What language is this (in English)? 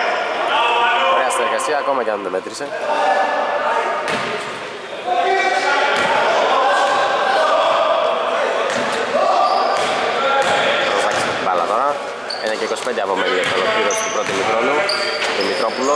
Greek